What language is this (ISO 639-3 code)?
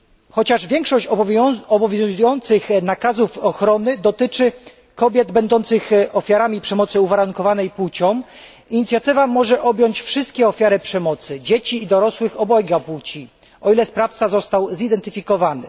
pol